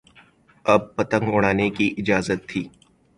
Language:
Urdu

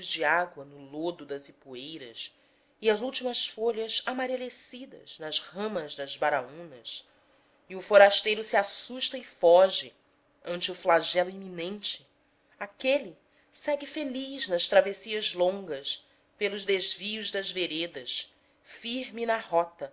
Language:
Portuguese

